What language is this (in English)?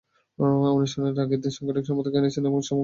Bangla